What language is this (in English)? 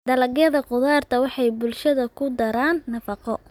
Somali